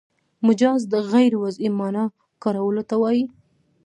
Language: Pashto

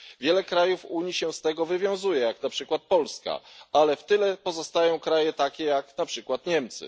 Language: Polish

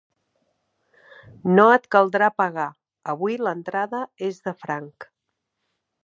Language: Catalan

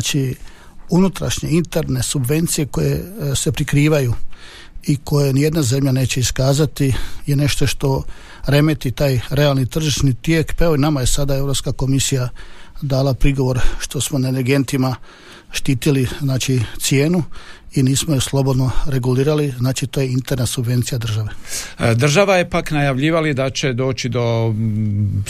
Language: Croatian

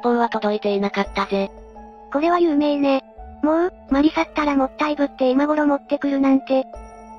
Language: Japanese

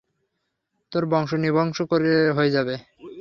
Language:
Bangla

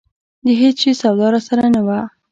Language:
Pashto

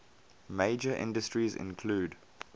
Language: English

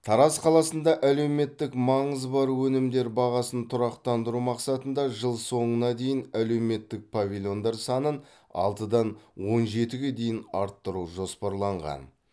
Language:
Kazakh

